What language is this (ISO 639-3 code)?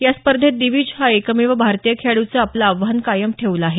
mar